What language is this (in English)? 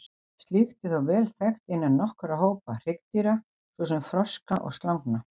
Icelandic